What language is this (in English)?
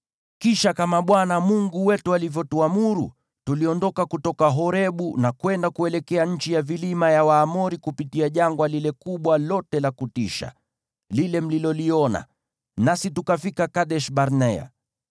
Swahili